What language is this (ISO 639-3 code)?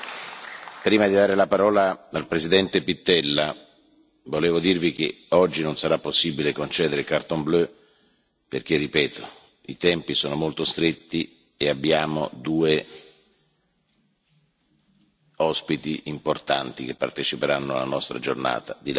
ita